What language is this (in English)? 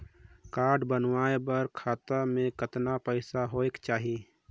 Chhattisgarhi